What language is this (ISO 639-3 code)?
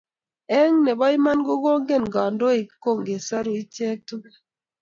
kln